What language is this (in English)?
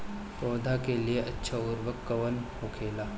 Bhojpuri